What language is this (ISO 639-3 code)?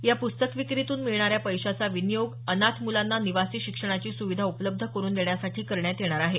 mar